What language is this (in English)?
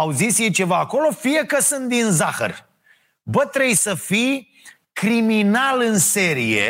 Romanian